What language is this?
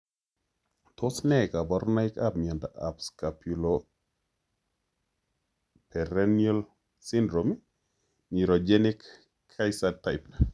Kalenjin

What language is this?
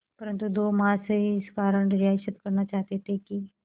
Hindi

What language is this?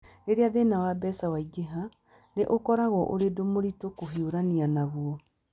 Kikuyu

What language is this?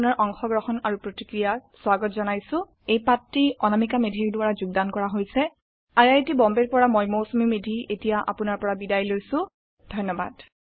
Assamese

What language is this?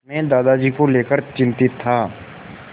Hindi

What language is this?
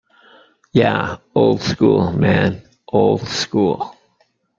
English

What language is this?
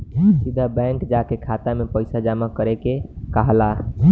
Bhojpuri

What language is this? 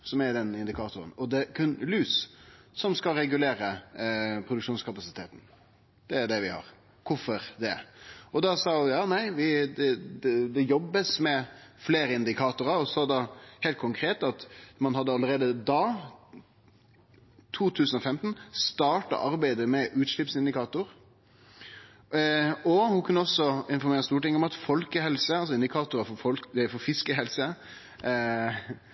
Norwegian Nynorsk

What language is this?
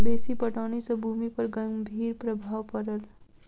Maithili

